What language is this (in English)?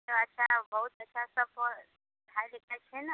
Maithili